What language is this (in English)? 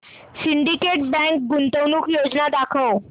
Marathi